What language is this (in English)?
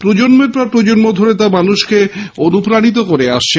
Bangla